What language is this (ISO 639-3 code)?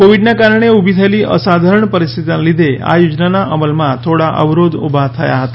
guj